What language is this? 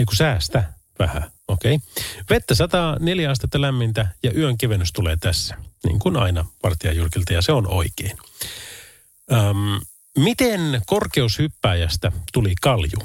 Finnish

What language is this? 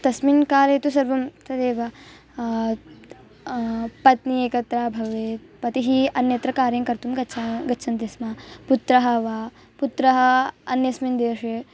Sanskrit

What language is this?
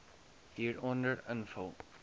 Afrikaans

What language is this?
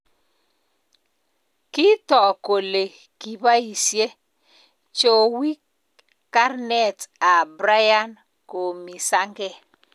Kalenjin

